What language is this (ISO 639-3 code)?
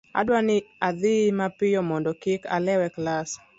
luo